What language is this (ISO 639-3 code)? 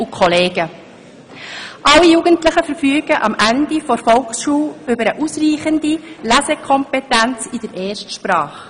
gsw